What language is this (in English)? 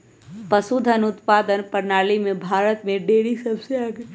Magahi